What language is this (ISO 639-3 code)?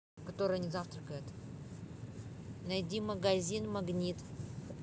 rus